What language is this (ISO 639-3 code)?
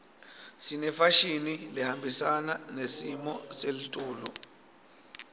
ssw